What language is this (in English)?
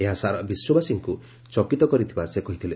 Odia